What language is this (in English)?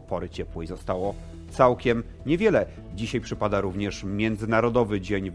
Polish